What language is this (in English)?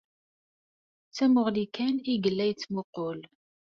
Kabyle